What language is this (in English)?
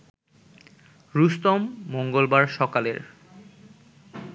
Bangla